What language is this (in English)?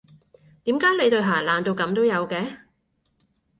Cantonese